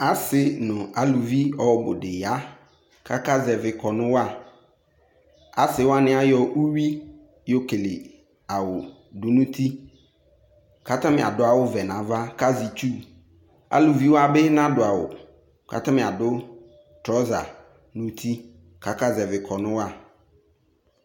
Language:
Ikposo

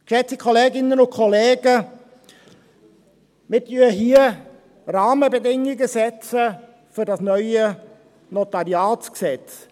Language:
Swiss German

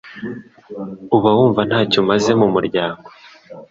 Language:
Kinyarwanda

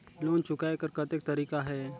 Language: Chhattisgarhi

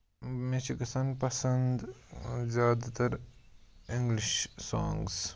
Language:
Kashmiri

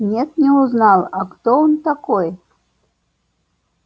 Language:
Russian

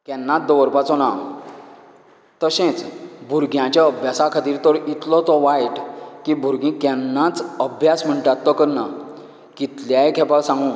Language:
Konkani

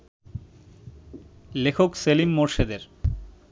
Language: Bangla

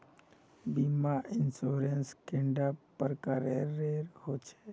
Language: Magahi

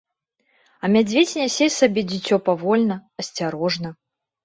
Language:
Belarusian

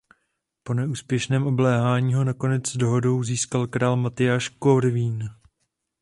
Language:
Czech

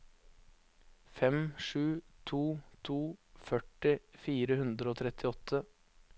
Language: Norwegian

